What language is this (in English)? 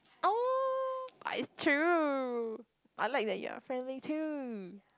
English